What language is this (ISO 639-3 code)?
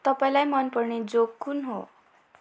nep